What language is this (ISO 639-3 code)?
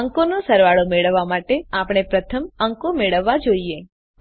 guj